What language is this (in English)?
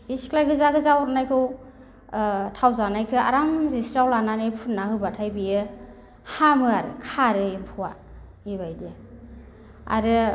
Bodo